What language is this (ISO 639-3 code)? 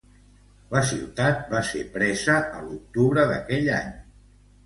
cat